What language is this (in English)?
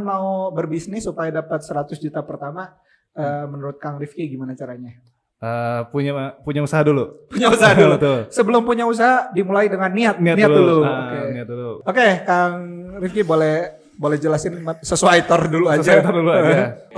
Indonesian